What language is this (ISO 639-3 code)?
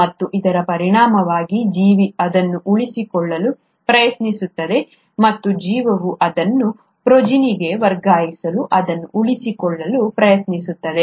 kan